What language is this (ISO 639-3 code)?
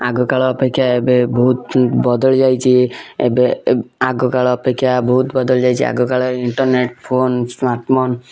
ori